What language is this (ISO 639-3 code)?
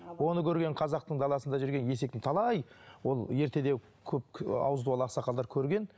kaz